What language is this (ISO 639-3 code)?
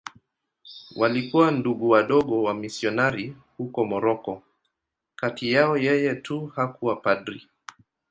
swa